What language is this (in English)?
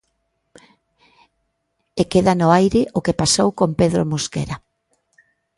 Galician